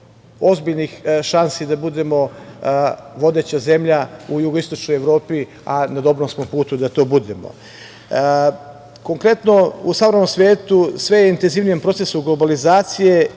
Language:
Serbian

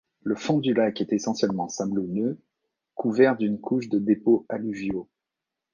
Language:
French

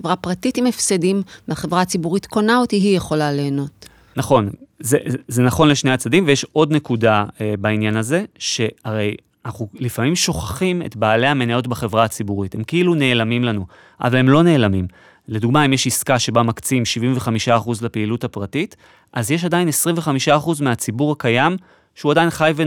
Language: Hebrew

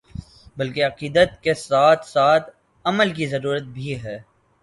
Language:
Urdu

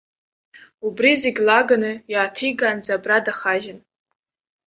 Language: Abkhazian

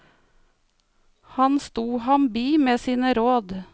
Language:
Norwegian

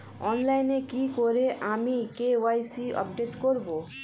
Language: Bangla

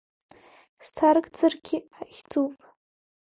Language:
Abkhazian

